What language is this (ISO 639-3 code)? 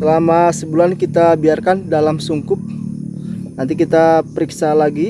ind